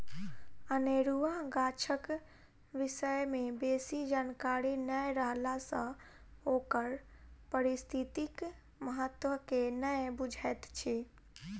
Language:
Maithili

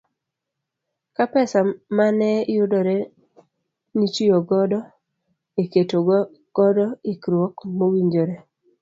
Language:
Luo (Kenya and Tanzania)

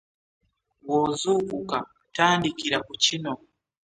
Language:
Ganda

